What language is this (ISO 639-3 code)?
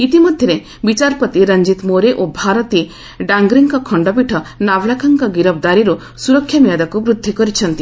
ori